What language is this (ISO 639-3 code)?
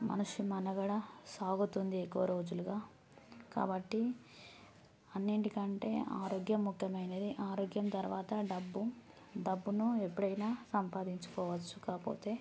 tel